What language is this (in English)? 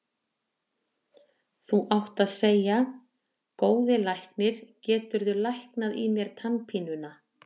Icelandic